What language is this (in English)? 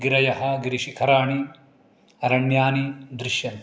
Sanskrit